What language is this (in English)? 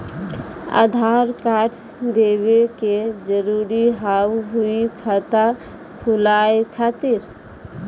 Maithili